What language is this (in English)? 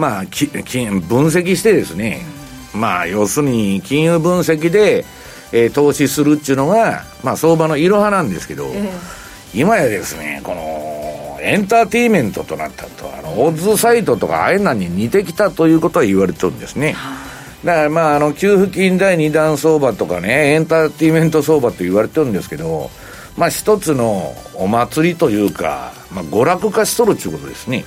Japanese